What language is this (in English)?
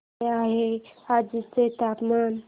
Marathi